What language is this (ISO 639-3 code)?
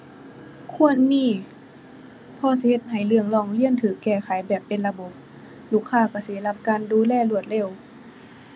tha